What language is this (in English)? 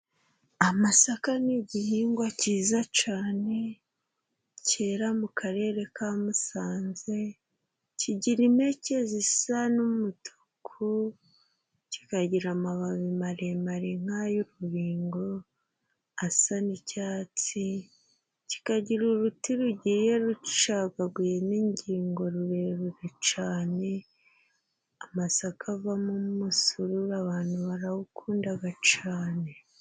Kinyarwanda